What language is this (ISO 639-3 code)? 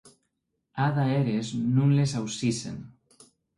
oci